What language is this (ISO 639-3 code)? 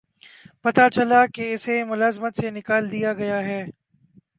urd